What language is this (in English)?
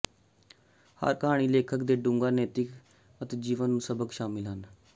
Punjabi